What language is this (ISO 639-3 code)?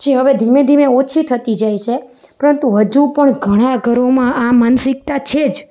guj